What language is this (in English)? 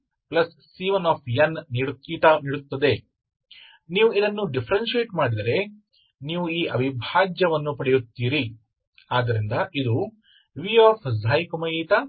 Kannada